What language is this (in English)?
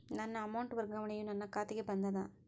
Kannada